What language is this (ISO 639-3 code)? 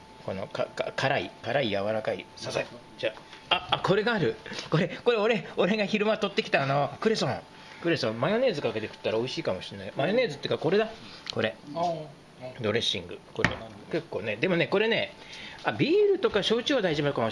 jpn